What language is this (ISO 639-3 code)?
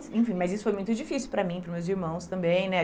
por